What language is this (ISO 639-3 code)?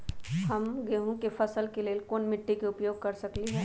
mag